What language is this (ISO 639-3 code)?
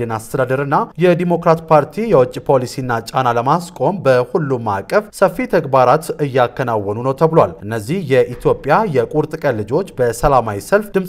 tur